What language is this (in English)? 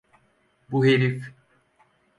Turkish